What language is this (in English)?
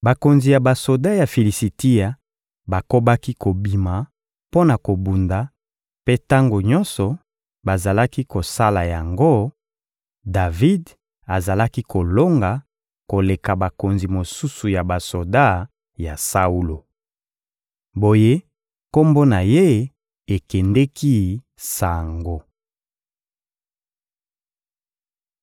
Lingala